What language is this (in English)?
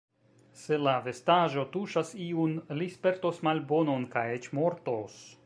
Esperanto